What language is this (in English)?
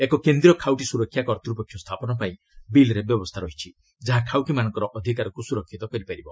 Odia